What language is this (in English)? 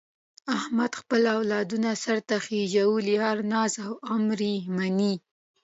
Pashto